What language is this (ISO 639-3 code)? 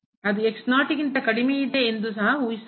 kan